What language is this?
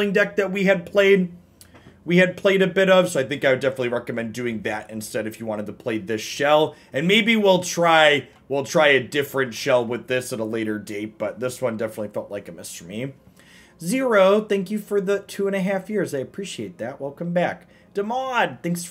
English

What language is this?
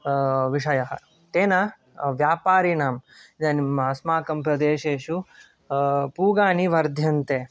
Sanskrit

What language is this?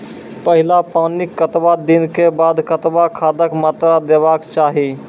Maithili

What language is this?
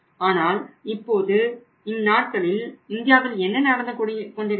Tamil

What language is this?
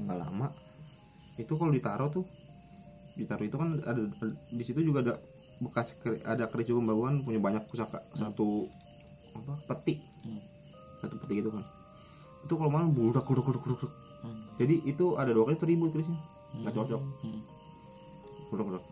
Indonesian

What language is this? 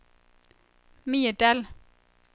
Danish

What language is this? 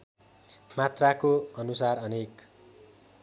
Nepali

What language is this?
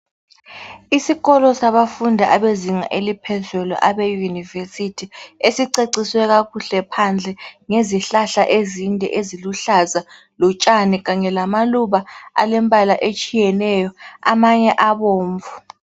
North Ndebele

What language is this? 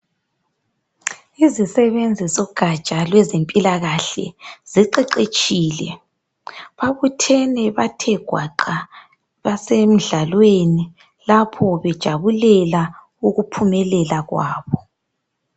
North Ndebele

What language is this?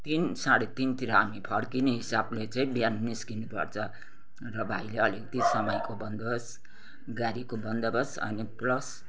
Nepali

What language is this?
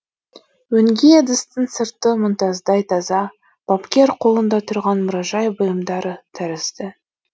Kazakh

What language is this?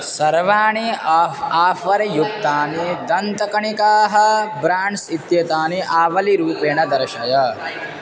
Sanskrit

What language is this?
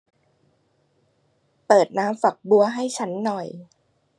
Thai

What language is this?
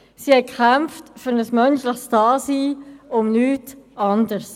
Swiss German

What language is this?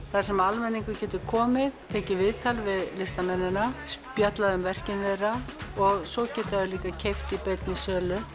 Icelandic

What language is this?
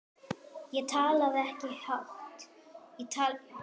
Icelandic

